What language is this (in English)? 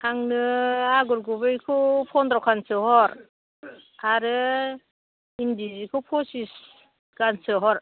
Bodo